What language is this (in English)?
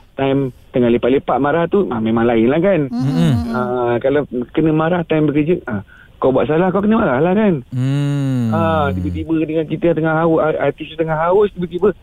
Malay